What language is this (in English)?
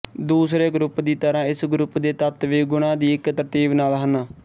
Punjabi